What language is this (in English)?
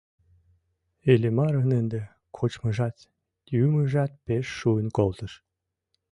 Mari